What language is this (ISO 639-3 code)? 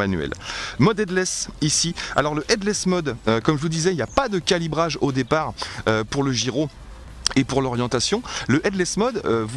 fra